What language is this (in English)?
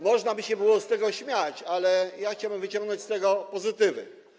Polish